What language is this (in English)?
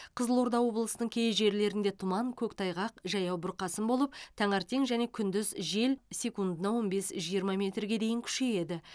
Kazakh